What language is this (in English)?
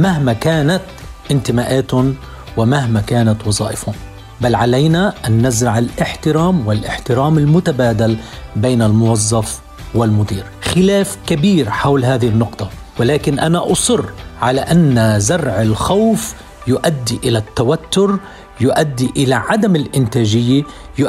Arabic